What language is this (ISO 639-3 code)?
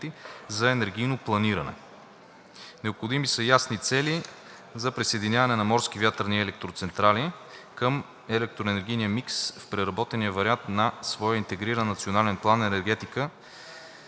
bul